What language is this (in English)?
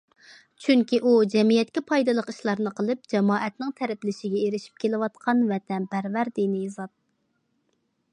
Uyghur